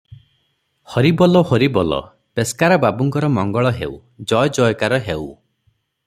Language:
Odia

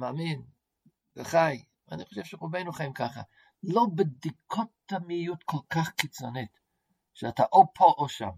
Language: Hebrew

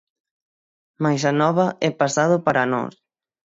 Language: Galician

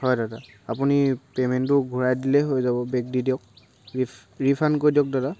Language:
Assamese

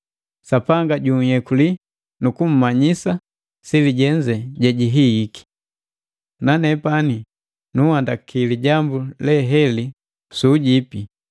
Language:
Matengo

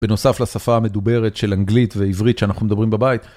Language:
Hebrew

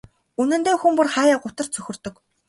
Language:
Mongolian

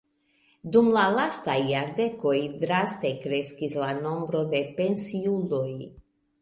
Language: Esperanto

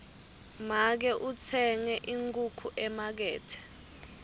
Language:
Swati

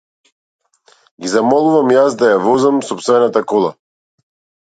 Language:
Macedonian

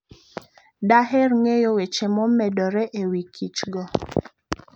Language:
Luo (Kenya and Tanzania)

